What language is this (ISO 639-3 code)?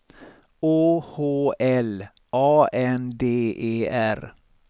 swe